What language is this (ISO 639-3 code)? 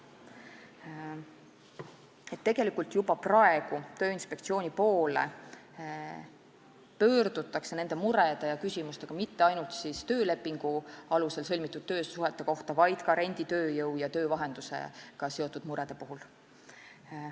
est